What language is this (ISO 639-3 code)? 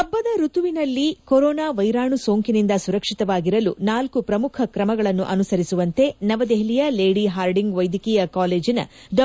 kan